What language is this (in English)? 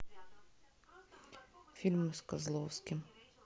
Russian